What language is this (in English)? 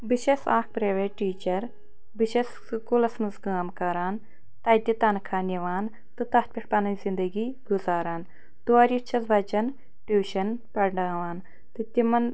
Kashmiri